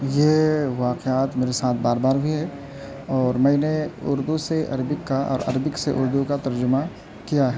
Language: Urdu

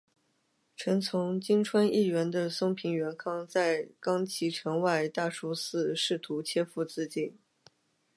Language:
Chinese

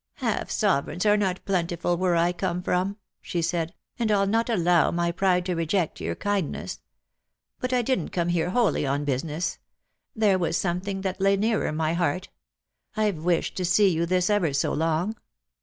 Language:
English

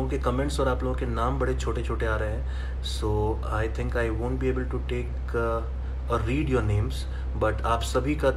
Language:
Hindi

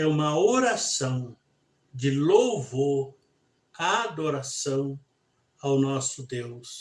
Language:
Portuguese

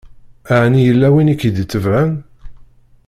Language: Kabyle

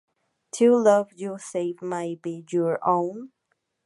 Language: Spanish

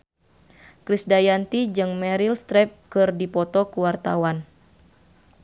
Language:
Sundanese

